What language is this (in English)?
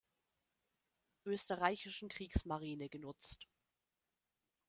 German